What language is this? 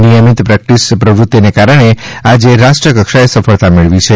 Gujarati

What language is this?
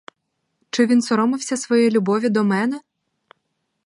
Ukrainian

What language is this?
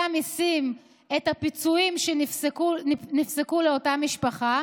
Hebrew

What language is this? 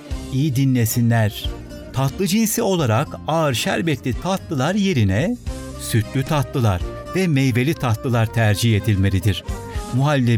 Turkish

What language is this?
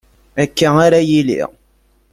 Kabyle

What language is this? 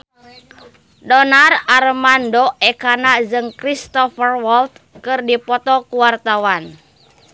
Sundanese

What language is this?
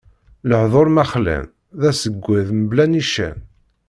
Kabyle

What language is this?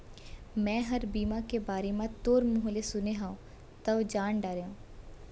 Chhattisgarhi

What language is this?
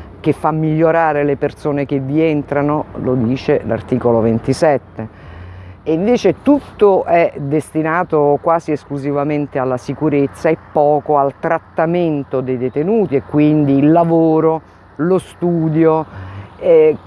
Italian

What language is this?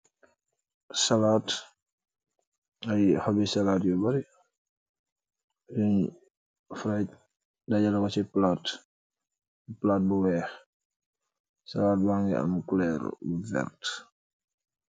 Wolof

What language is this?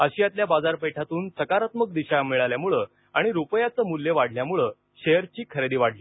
Marathi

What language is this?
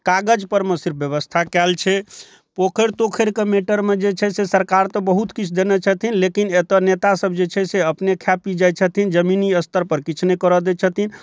Maithili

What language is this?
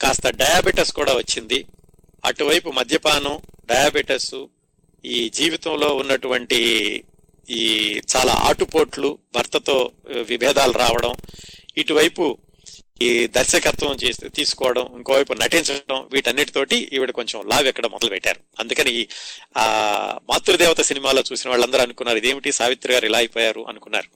Telugu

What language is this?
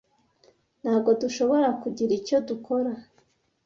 Kinyarwanda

